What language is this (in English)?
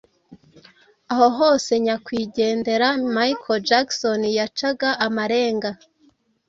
Kinyarwanda